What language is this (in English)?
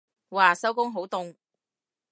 Cantonese